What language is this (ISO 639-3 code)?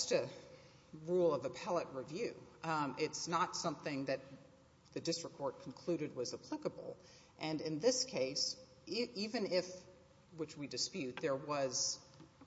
eng